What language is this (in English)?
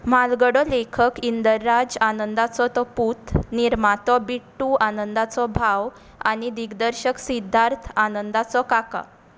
Konkani